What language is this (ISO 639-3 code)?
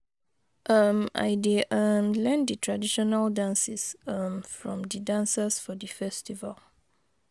pcm